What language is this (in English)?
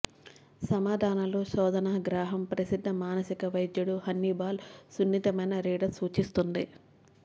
Telugu